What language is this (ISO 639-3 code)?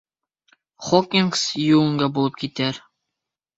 bak